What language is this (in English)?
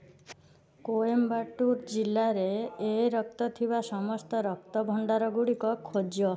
Odia